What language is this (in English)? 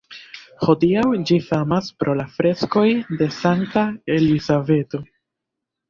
Esperanto